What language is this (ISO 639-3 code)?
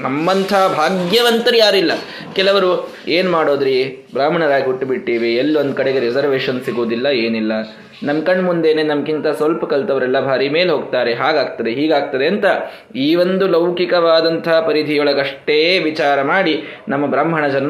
kan